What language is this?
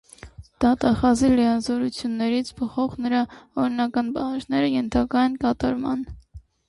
Armenian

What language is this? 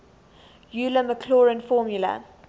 English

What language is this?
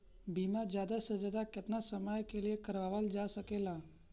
Bhojpuri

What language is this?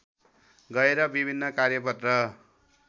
Nepali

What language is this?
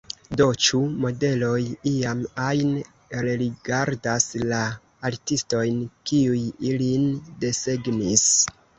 Esperanto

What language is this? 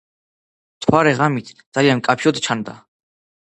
Georgian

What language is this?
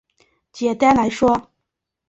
Chinese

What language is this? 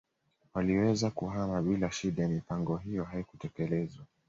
Swahili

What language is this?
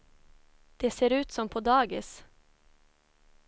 Swedish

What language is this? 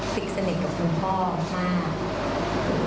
Thai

